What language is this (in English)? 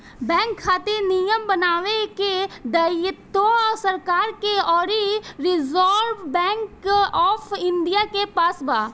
Bhojpuri